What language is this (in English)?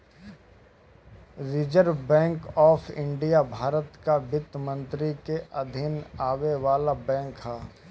Bhojpuri